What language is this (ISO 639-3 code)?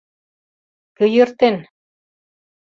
chm